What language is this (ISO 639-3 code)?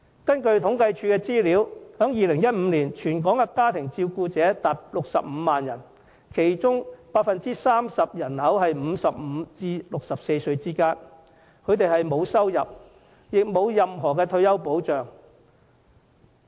yue